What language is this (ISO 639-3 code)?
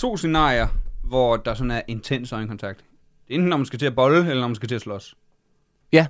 dan